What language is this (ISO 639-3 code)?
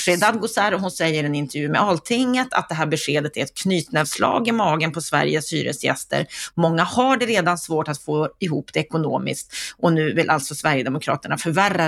swe